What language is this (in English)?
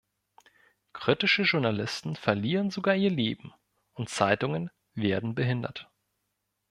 German